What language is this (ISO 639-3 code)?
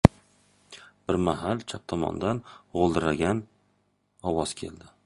uzb